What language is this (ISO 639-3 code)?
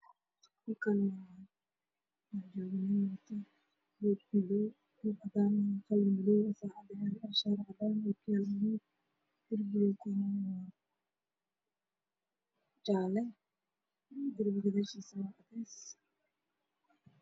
som